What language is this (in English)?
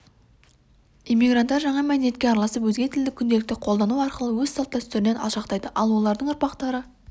Kazakh